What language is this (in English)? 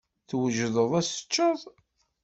Kabyle